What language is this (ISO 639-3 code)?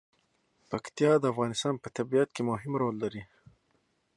pus